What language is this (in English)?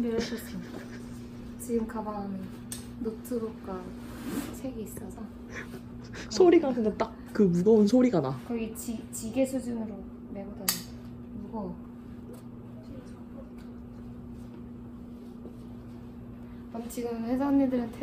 Korean